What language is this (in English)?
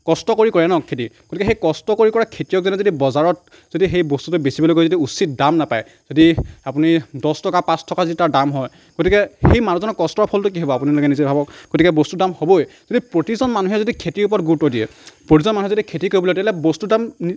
Assamese